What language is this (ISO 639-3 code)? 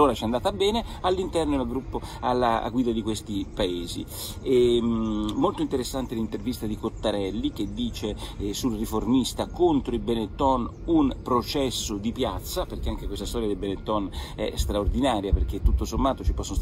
ita